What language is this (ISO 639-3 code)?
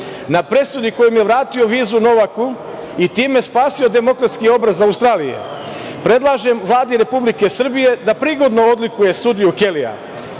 srp